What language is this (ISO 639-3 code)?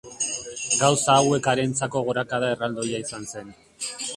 eus